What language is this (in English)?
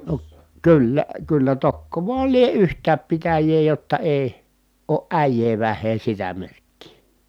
Finnish